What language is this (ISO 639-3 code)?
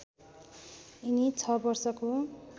nep